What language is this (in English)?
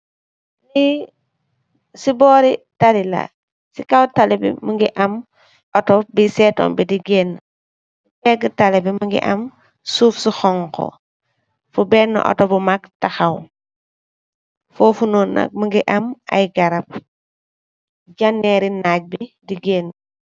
Wolof